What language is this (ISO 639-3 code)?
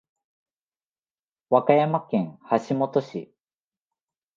jpn